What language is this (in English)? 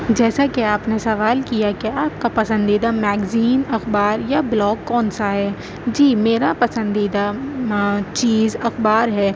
Urdu